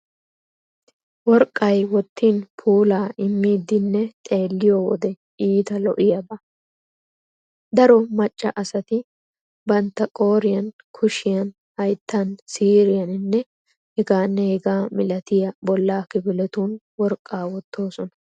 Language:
Wolaytta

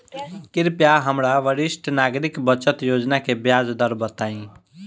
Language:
Bhojpuri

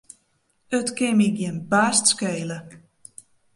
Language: Western Frisian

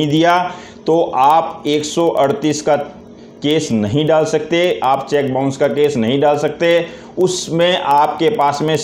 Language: Hindi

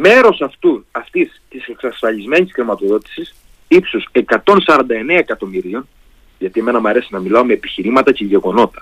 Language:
Greek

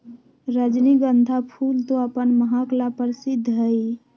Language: Magahi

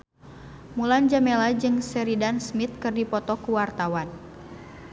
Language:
Sundanese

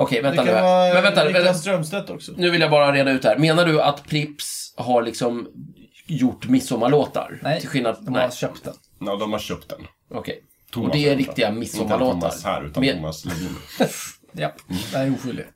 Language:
Swedish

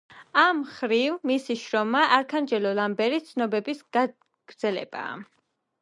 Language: Georgian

